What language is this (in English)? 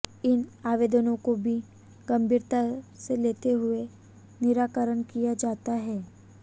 Hindi